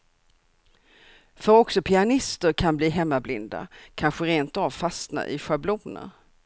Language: Swedish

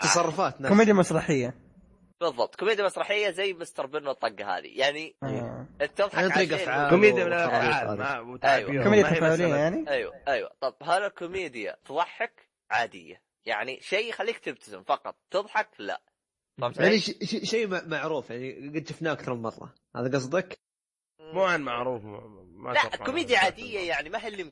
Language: Arabic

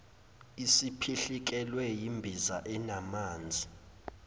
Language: Zulu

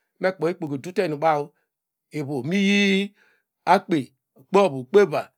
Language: Degema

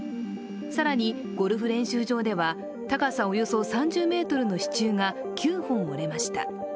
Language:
Japanese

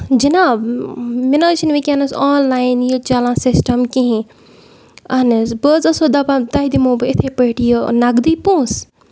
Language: Kashmiri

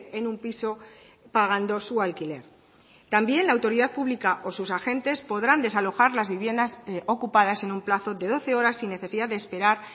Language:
Spanish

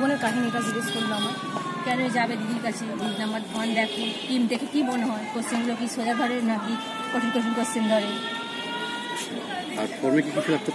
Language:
Bangla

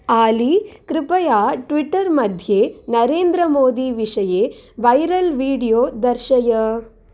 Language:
Sanskrit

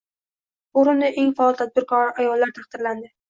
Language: Uzbek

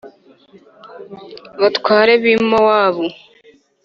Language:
Kinyarwanda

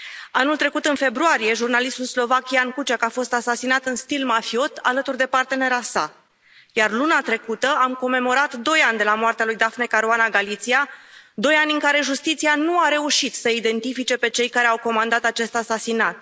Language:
Romanian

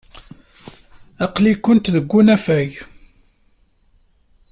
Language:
Kabyle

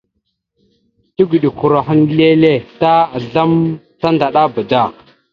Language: Mada (Cameroon)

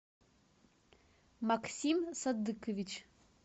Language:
Russian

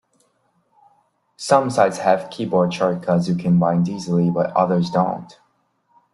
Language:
English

